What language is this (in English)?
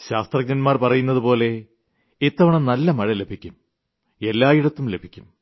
Malayalam